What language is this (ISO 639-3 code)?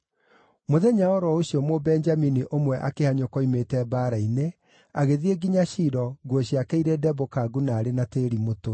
kik